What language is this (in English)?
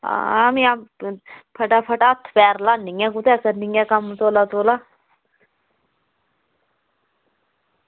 Dogri